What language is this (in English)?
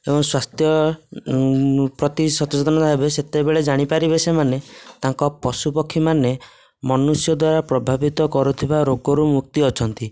Odia